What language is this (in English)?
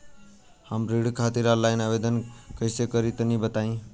Bhojpuri